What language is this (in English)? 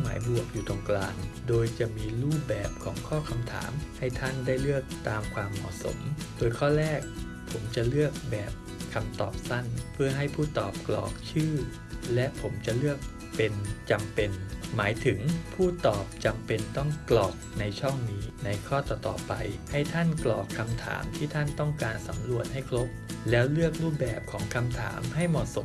Thai